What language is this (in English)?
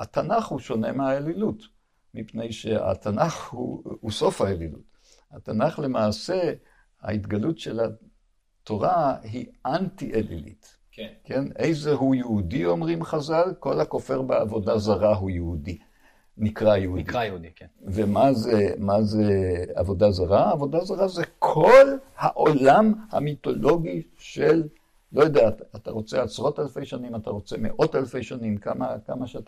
Hebrew